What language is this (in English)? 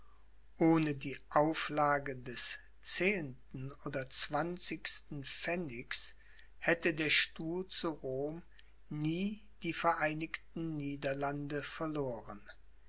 German